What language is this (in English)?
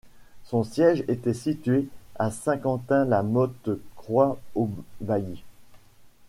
French